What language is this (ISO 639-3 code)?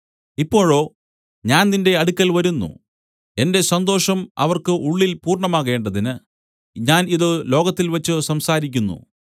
mal